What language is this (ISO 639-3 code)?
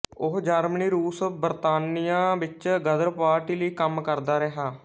pan